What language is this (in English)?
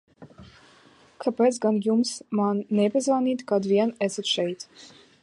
Latvian